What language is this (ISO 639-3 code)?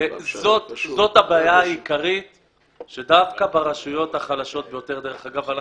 heb